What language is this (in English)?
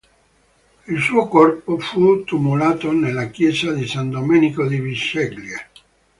Italian